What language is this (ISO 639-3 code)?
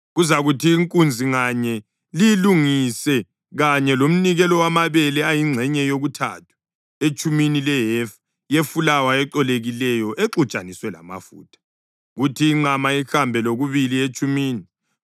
nde